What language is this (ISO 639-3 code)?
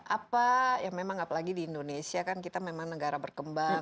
ind